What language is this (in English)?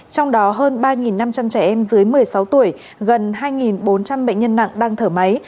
Vietnamese